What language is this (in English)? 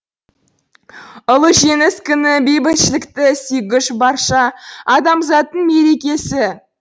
Kazakh